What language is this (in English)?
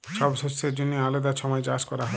Bangla